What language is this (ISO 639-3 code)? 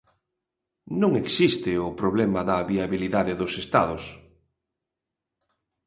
glg